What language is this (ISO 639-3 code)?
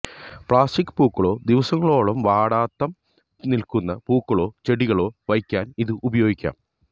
mal